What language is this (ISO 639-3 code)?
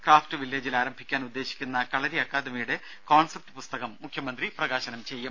mal